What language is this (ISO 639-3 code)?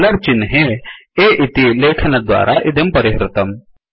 san